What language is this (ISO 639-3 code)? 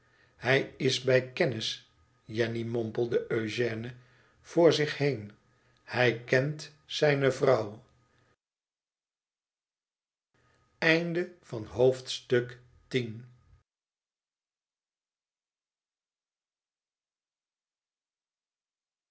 nld